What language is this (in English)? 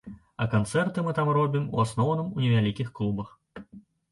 Belarusian